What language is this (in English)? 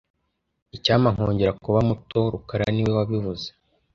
Kinyarwanda